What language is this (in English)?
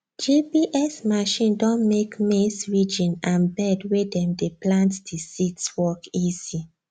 Nigerian Pidgin